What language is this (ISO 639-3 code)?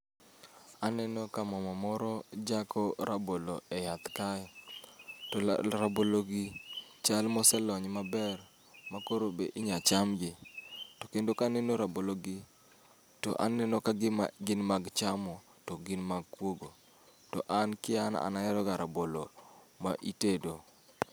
luo